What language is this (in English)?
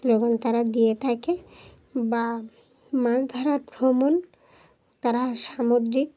Bangla